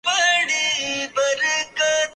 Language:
Urdu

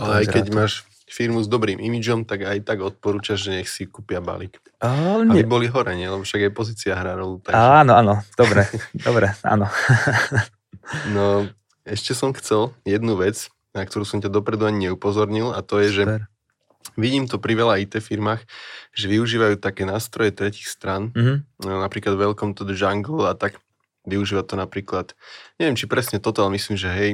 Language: Slovak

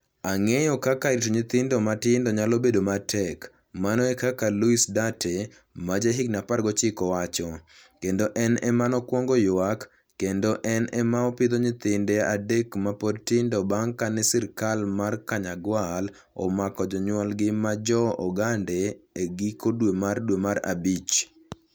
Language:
Luo (Kenya and Tanzania)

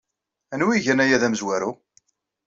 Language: Kabyle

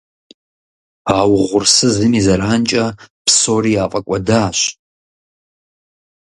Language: Kabardian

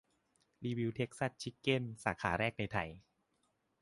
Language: Thai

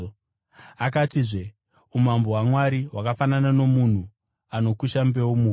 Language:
Shona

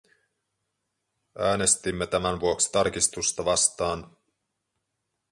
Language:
Finnish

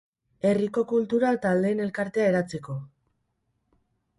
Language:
Basque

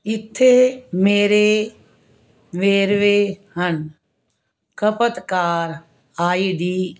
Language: Punjabi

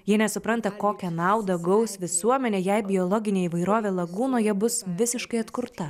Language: Lithuanian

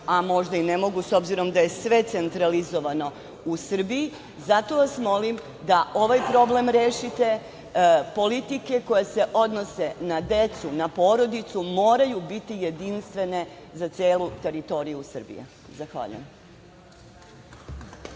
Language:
Serbian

